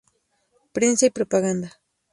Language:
Spanish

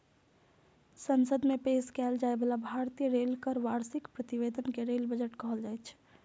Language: Maithili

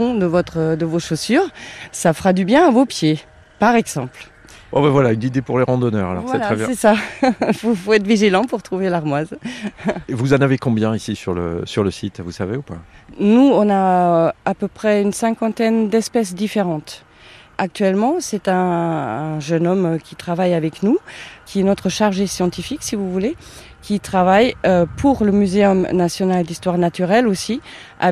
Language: French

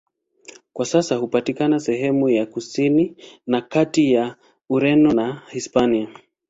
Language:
Swahili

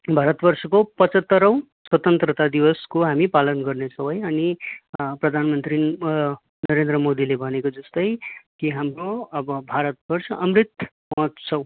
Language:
Nepali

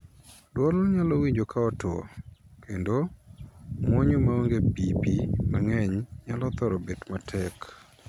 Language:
Luo (Kenya and Tanzania)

